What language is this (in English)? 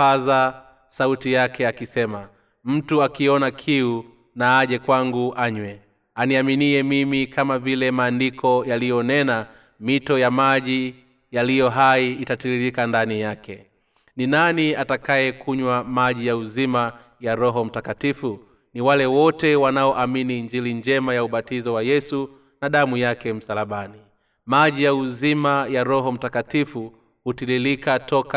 Swahili